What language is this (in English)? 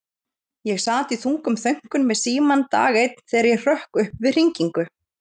Icelandic